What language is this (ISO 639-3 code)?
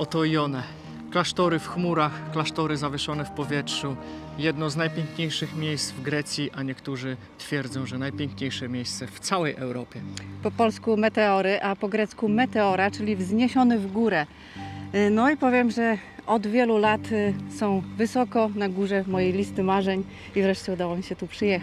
pol